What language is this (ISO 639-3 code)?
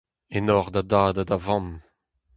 bre